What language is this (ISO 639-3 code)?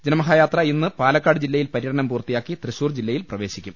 mal